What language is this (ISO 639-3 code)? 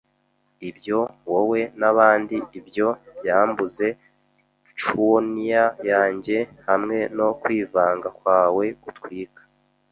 kin